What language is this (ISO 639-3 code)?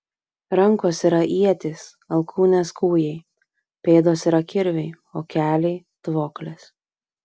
lit